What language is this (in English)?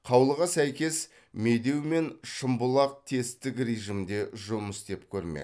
Kazakh